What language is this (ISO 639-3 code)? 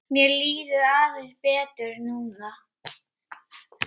isl